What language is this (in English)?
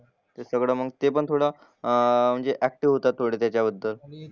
Marathi